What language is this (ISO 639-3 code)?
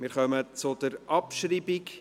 gsw